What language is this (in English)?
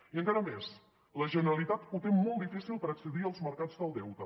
Catalan